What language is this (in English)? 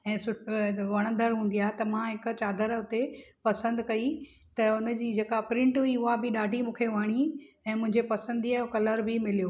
Sindhi